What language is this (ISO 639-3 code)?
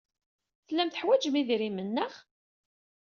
kab